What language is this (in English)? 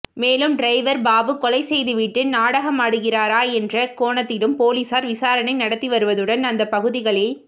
Tamil